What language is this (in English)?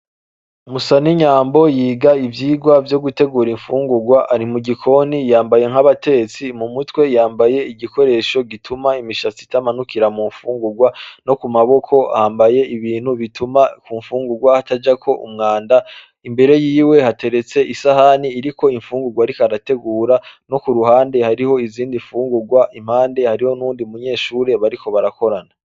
Rundi